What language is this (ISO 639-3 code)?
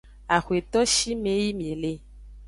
ajg